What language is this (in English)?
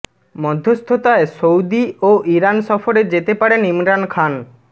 Bangla